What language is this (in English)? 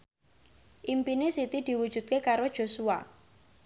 Javanese